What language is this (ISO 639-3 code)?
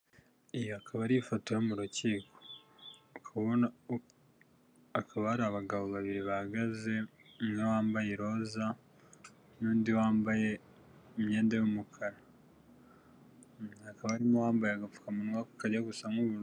kin